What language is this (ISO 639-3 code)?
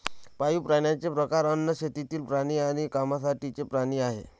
mar